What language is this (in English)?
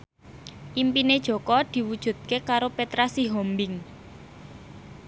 Javanese